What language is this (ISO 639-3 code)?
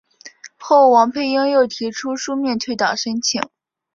zho